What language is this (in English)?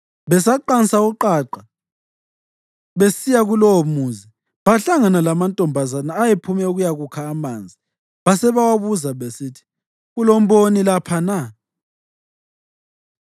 North Ndebele